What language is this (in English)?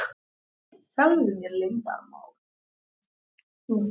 Icelandic